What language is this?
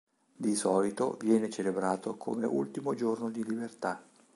Italian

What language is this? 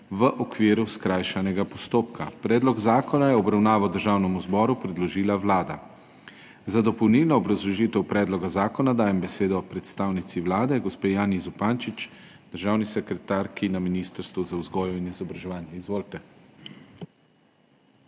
Slovenian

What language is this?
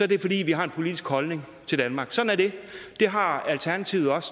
Danish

